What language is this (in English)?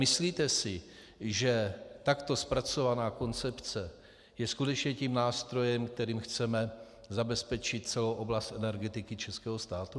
Czech